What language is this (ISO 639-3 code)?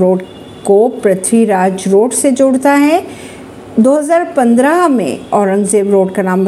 hin